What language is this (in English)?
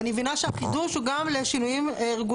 Hebrew